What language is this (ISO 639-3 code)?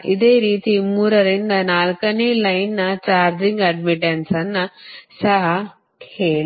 kan